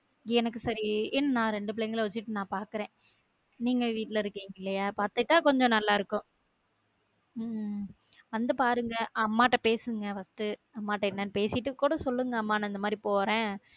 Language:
Tamil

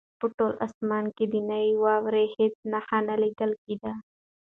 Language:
Pashto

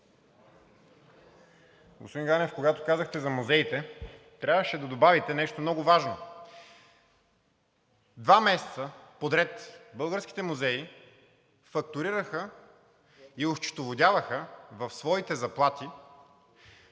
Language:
Bulgarian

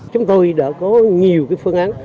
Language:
Vietnamese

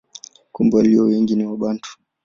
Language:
Swahili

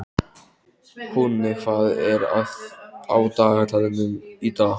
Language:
Icelandic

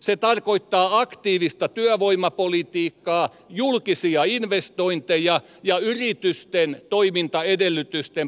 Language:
Finnish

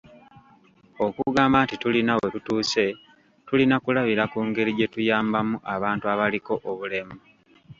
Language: Ganda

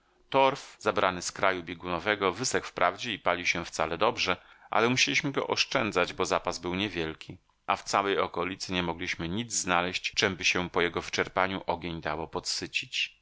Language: Polish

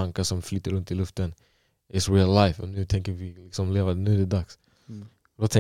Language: Swedish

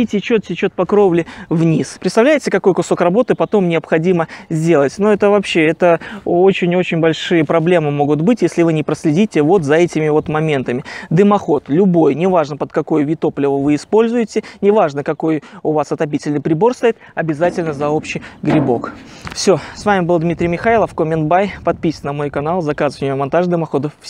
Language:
Russian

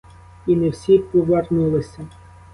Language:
Ukrainian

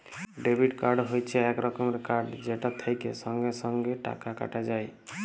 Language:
Bangla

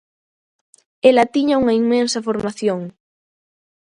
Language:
Galician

